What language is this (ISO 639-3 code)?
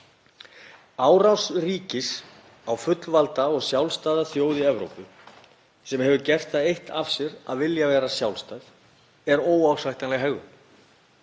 isl